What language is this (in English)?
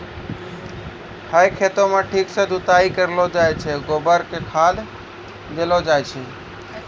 Maithili